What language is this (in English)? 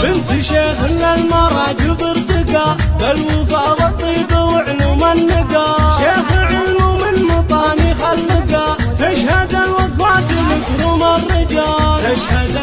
Arabic